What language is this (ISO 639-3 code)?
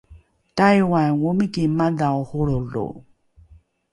dru